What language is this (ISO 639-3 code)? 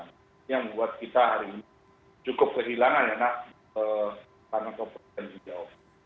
ind